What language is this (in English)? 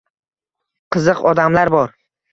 Uzbek